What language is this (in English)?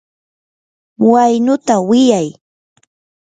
Yanahuanca Pasco Quechua